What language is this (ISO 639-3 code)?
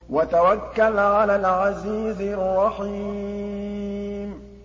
ara